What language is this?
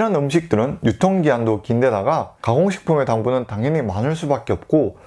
Korean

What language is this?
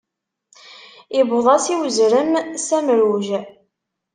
Kabyle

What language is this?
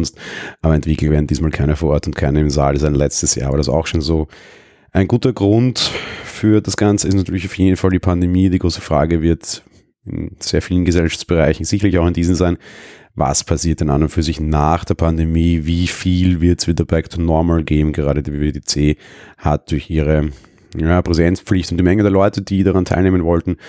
German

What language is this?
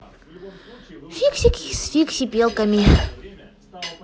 Russian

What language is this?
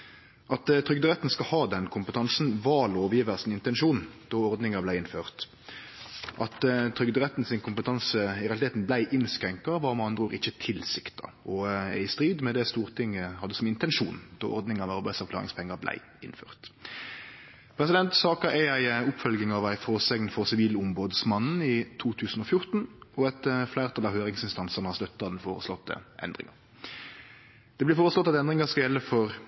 Norwegian Nynorsk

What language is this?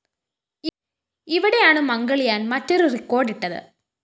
Malayalam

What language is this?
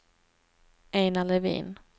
Swedish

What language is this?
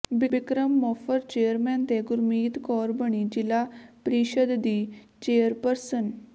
Punjabi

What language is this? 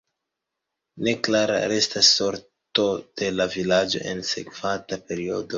Esperanto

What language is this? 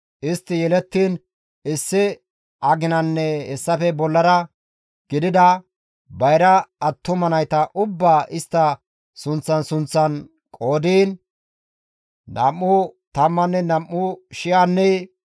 Gamo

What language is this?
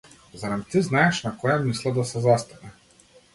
Macedonian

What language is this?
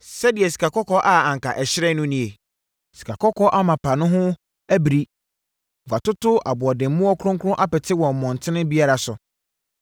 Akan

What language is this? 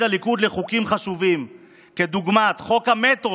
Hebrew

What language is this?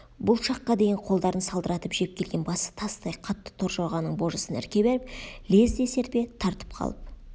Kazakh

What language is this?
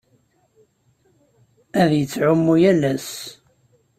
Kabyle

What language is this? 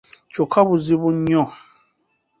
Ganda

